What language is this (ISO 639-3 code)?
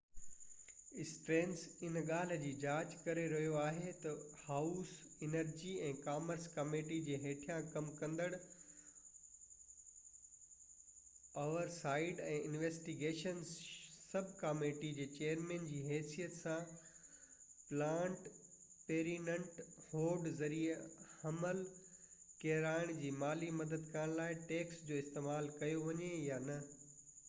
snd